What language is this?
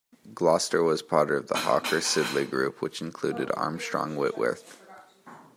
English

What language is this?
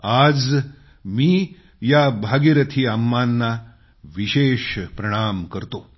Marathi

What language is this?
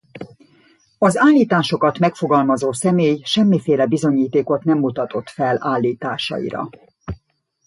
Hungarian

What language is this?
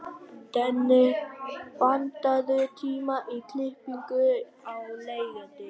Icelandic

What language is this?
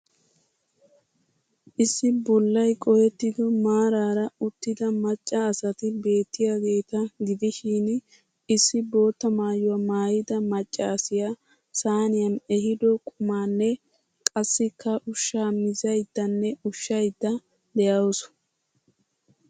Wolaytta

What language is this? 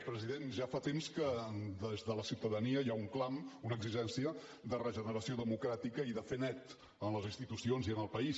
Catalan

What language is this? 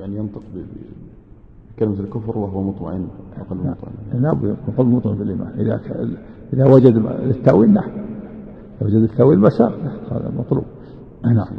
Arabic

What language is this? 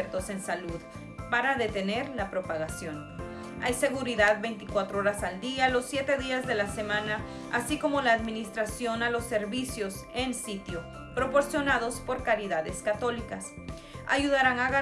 Spanish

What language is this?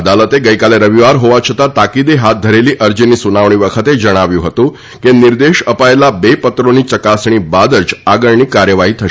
Gujarati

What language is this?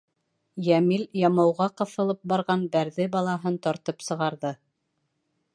Bashkir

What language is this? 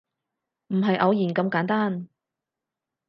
Cantonese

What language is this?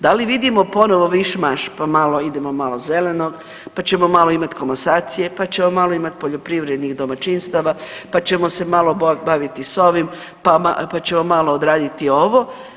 Croatian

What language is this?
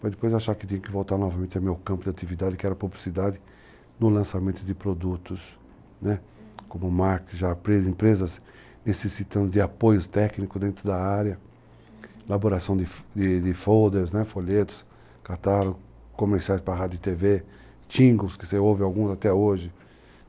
Portuguese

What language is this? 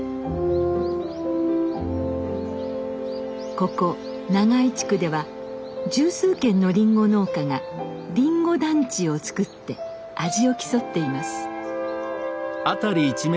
Japanese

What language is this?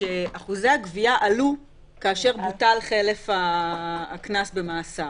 Hebrew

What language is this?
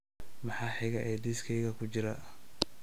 Somali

